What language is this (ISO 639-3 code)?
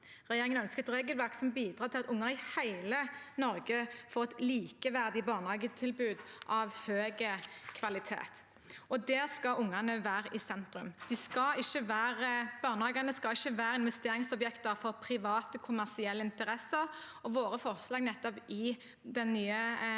nor